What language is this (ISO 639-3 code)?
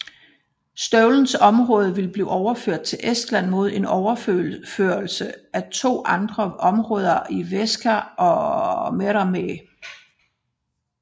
dan